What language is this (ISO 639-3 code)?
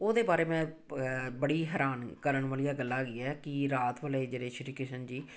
pan